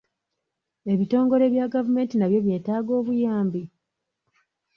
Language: Ganda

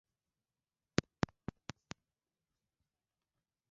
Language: Swahili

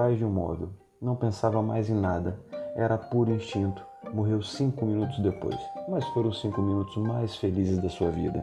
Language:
Portuguese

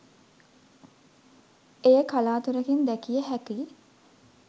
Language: Sinhala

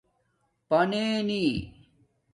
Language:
Domaaki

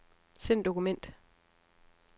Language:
Danish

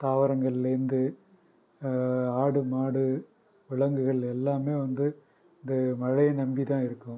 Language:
Tamil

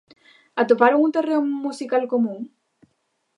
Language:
Galician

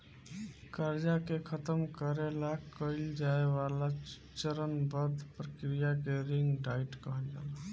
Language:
Bhojpuri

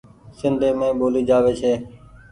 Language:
Goaria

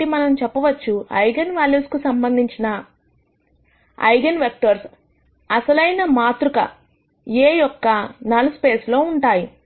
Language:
Telugu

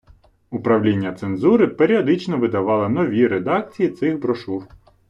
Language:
Ukrainian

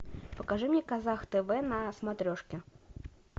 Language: Russian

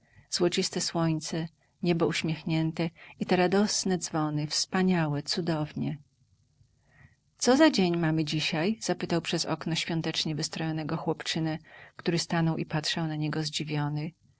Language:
Polish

